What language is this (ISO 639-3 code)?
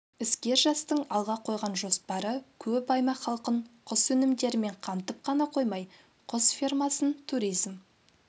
kaz